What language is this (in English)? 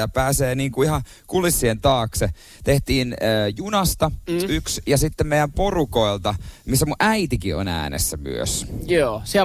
Finnish